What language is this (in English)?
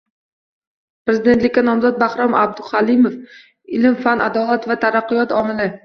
Uzbek